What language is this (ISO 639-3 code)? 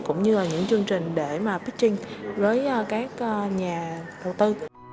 vie